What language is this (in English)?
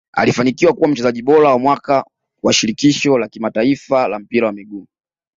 Swahili